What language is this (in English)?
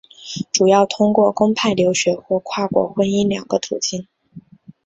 Chinese